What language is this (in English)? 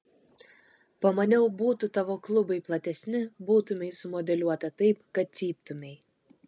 Lithuanian